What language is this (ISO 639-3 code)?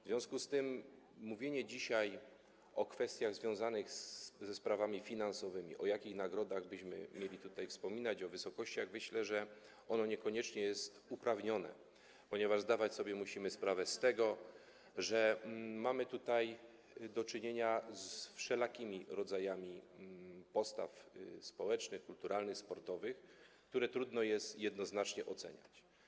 pol